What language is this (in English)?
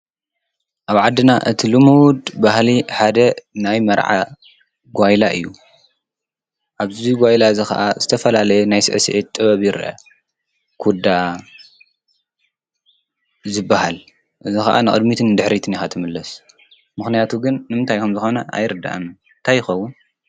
Tigrinya